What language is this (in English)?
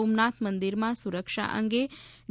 Gujarati